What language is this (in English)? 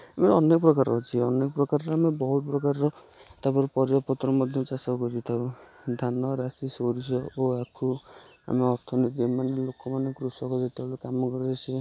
Odia